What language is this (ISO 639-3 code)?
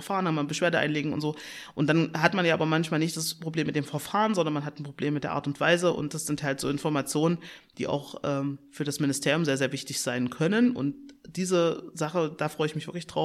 deu